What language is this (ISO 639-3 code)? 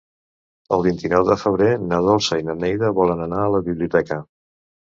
cat